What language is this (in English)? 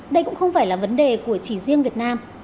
Vietnamese